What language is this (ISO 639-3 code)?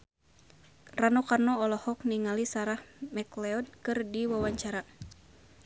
sun